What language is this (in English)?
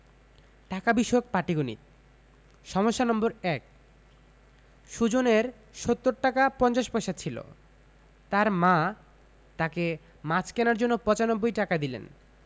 Bangla